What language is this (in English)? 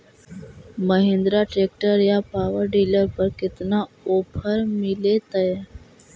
Magahi